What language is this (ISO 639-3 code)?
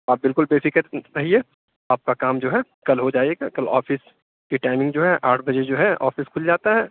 urd